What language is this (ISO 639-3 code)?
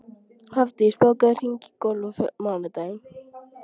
isl